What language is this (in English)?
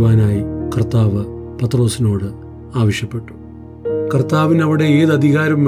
Malayalam